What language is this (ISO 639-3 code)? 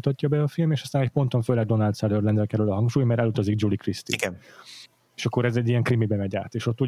hun